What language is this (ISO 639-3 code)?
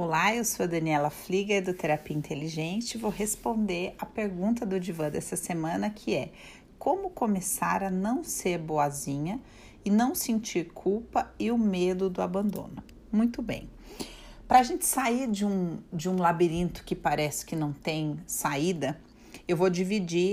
por